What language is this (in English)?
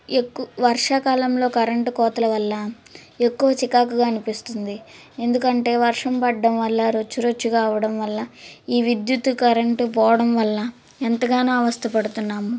Telugu